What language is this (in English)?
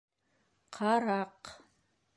Bashkir